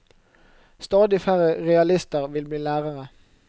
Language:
Norwegian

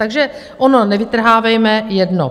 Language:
Czech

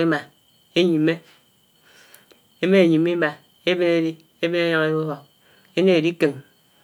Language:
Anaang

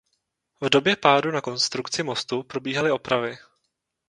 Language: Czech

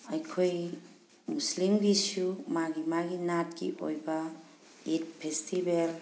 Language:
Manipuri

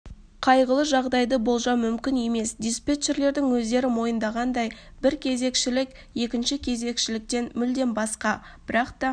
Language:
Kazakh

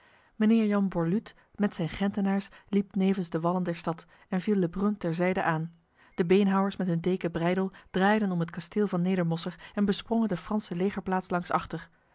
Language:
Dutch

